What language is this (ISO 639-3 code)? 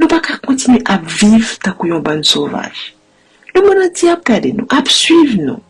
fra